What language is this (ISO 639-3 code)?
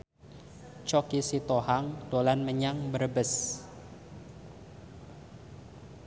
jav